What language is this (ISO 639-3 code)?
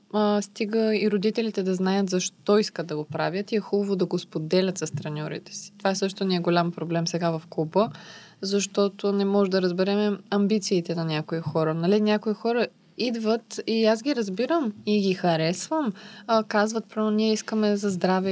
bul